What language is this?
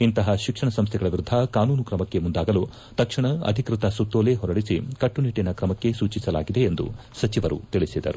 Kannada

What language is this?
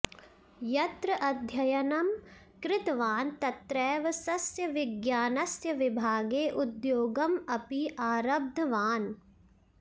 Sanskrit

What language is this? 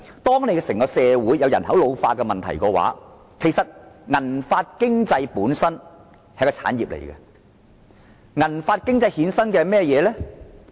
Cantonese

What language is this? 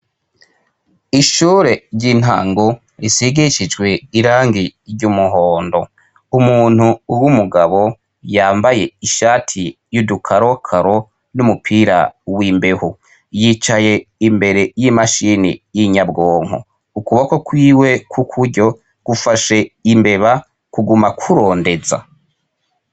Rundi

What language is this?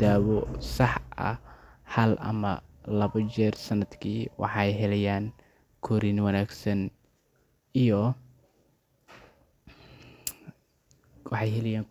Somali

